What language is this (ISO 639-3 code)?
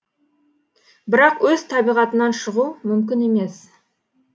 kaz